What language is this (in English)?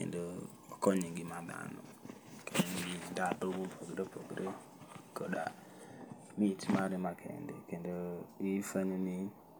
Luo (Kenya and Tanzania)